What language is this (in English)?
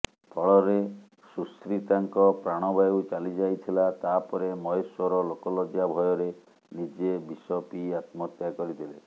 Odia